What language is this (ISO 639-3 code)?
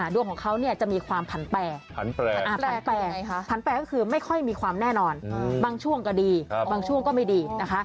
tha